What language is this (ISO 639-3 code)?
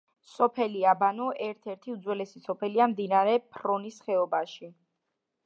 kat